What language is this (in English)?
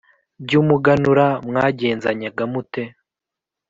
Kinyarwanda